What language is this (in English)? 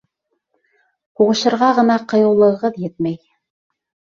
Bashkir